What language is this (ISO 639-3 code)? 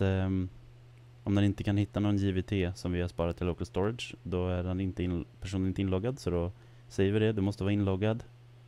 swe